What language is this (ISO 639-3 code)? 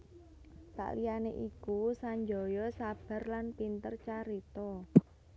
jav